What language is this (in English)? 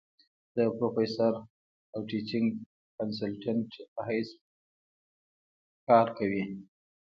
Pashto